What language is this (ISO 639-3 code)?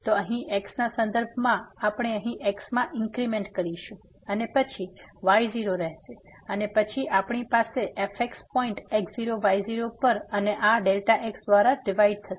guj